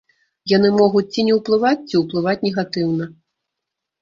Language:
Belarusian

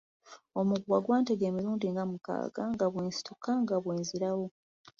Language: Ganda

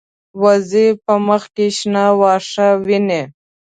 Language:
Pashto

